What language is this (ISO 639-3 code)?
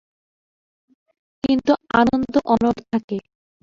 ben